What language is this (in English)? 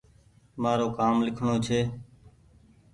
Goaria